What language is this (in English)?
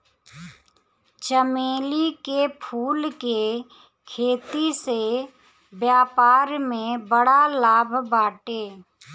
Bhojpuri